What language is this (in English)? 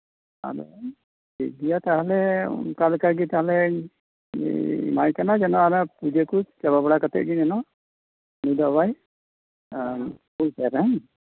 Santali